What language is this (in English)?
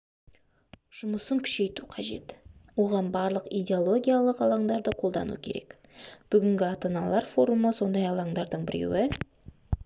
Kazakh